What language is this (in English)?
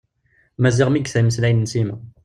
Kabyle